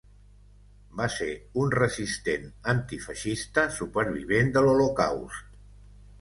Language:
Catalan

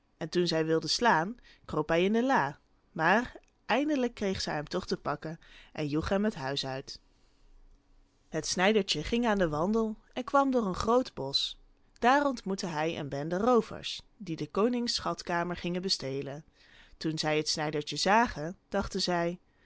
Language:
Dutch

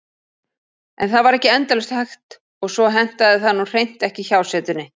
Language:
Icelandic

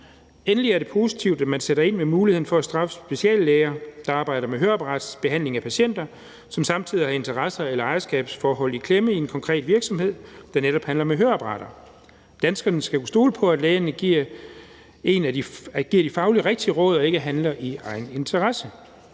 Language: Danish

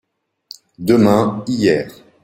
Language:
French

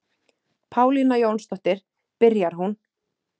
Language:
Icelandic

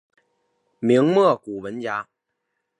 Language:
Chinese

